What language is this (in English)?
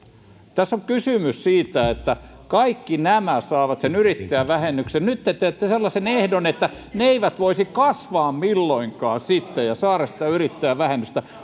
Finnish